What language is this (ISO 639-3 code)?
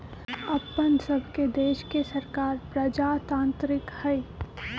mag